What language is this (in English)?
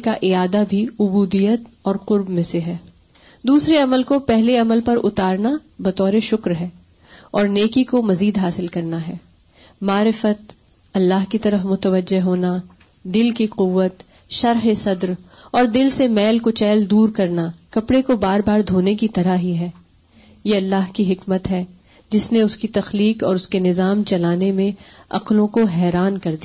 Urdu